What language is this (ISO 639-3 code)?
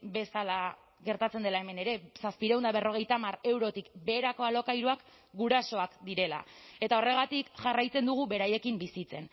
eus